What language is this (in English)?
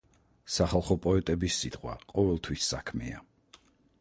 Georgian